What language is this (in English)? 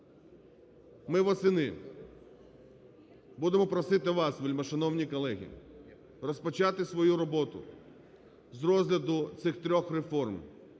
Ukrainian